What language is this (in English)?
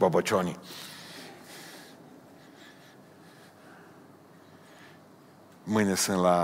Romanian